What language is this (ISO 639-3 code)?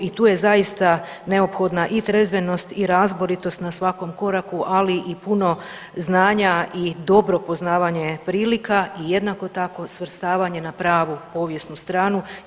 hrv